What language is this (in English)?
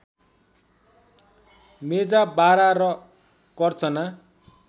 Nepali